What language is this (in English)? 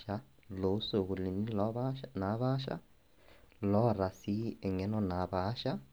Masai